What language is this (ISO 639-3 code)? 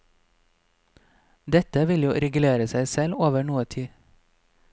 nor